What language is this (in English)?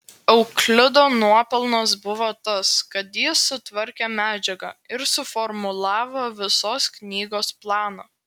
Lithuanian